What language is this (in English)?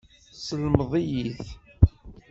Kabyle